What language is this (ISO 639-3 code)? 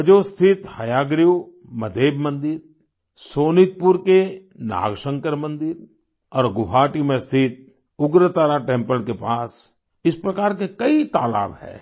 hin